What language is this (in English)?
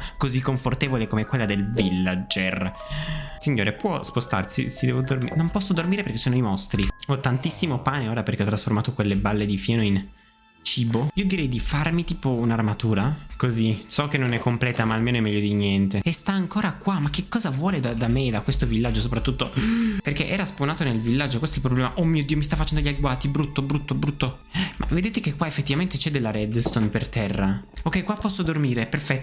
Italian